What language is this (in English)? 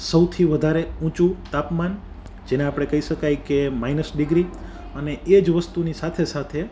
Gujarati